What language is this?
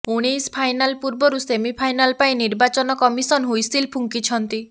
Odia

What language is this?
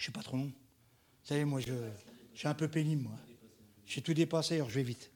French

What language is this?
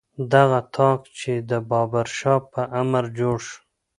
Pashto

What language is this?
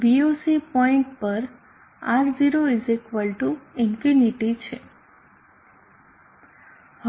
Gujarati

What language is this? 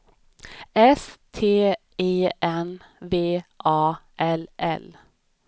Swedish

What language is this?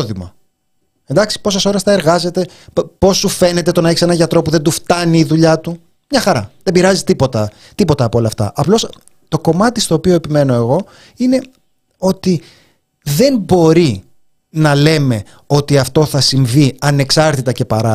Greek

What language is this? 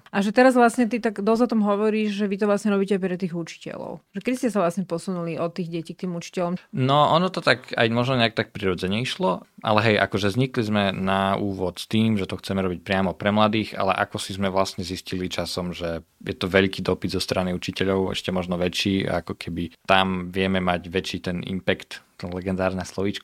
Slovak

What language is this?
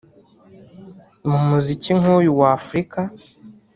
Kinyarwanda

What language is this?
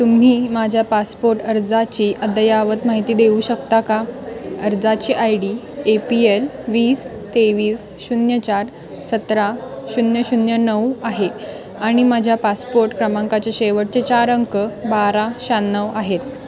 Marathi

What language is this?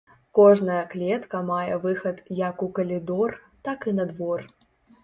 Belarusian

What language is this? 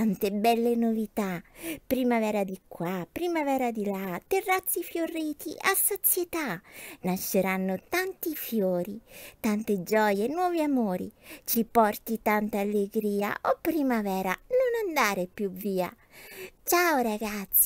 Italian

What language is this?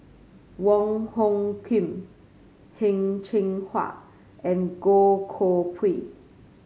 English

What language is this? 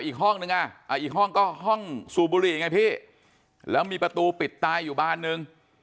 Thai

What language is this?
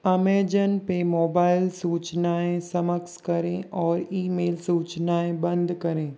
Hindi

